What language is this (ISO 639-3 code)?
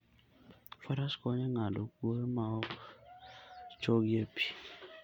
luo